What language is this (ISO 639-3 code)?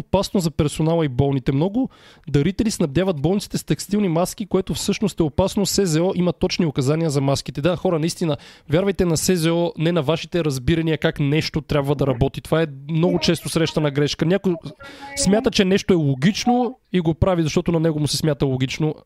bul